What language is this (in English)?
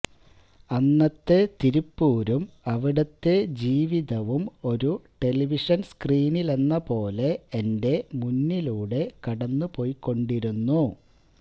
Malayalam